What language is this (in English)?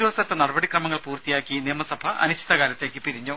Malayalam